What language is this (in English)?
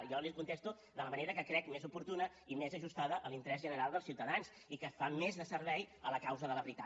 Catalan